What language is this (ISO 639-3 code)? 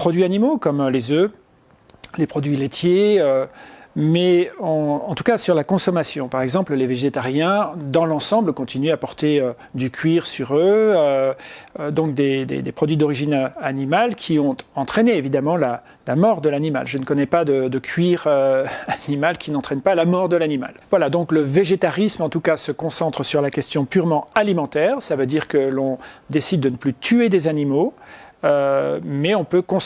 fra